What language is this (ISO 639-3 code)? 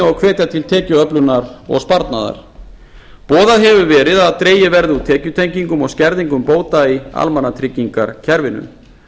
isl